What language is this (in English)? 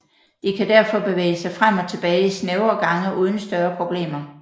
Danish